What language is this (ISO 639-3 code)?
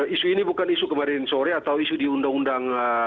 ind